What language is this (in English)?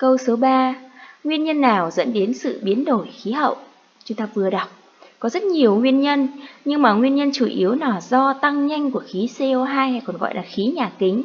Vietnamese